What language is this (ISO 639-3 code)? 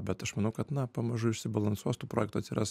lit